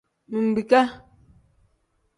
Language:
Tem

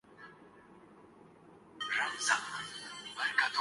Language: Urdu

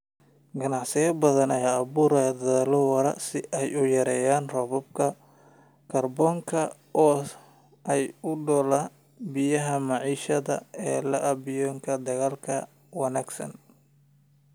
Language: Somali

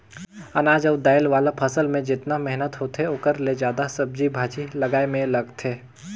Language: Chhattisgarhi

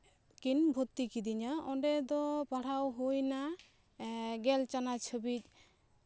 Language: Santali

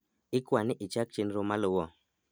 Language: Luo (Kenya and Tanzania)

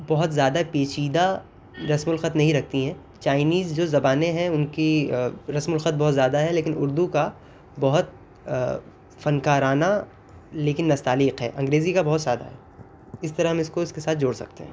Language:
Urdu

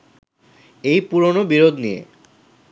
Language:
Bangla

